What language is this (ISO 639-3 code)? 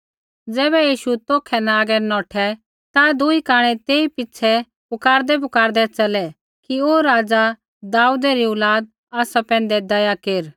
kfx